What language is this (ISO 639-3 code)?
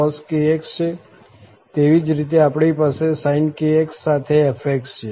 guj